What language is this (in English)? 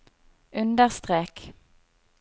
Norwegian